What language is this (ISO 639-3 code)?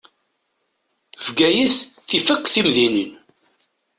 kab